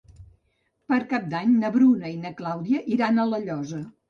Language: Catalan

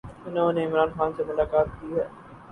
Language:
Urdu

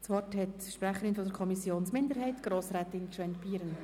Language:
Swiss German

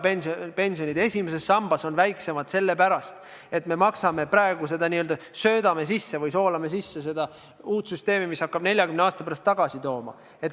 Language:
Estonian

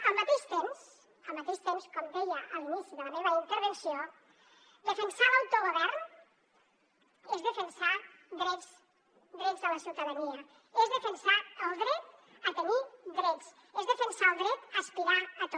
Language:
Catalan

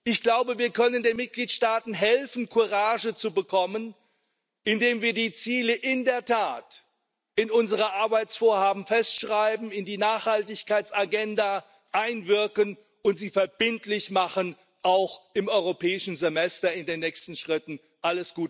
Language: German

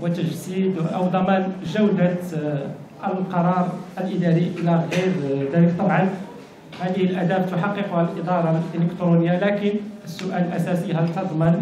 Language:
Arabic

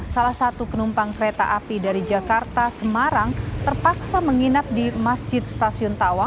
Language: Indonesian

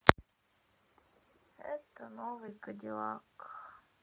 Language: Russian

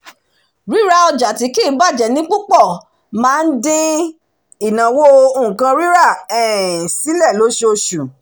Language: Yoruba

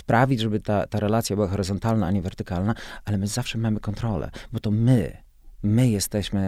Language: Polish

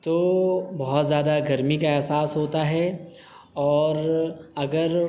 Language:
Urdu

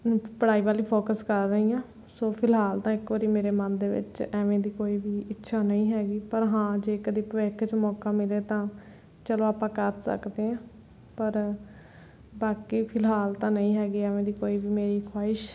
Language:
Punjabi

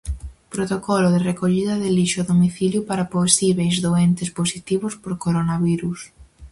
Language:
Galician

